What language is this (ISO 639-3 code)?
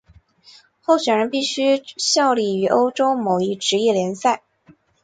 zho